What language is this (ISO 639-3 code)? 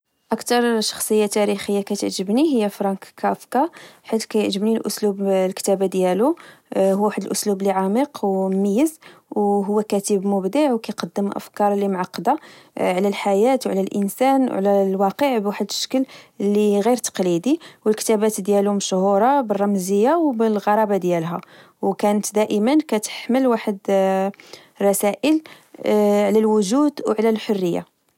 ary